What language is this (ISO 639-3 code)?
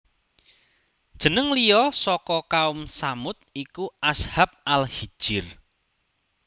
jav